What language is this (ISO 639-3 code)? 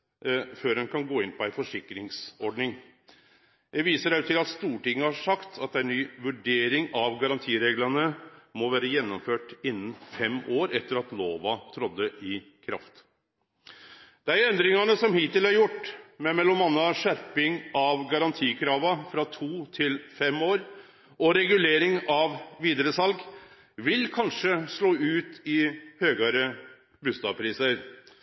nno